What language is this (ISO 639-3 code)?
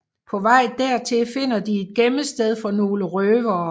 dan